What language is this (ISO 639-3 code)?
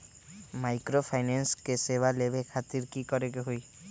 mag